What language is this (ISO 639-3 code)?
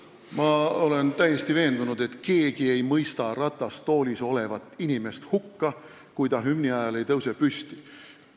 est